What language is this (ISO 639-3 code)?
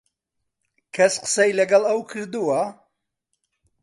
ckb